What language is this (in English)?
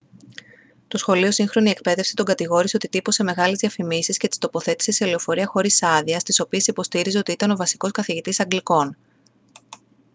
Greek